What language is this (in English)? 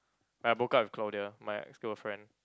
English